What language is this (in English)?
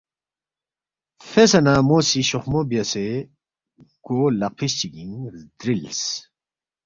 Balti